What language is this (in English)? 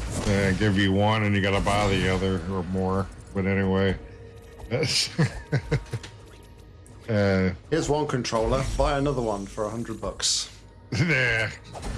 English